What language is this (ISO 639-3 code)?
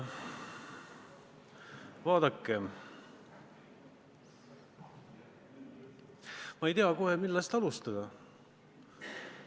est